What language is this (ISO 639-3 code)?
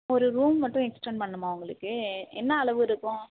tam